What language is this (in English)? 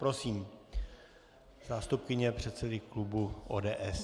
Czech